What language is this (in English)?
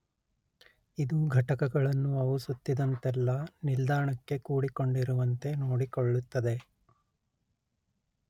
Kannada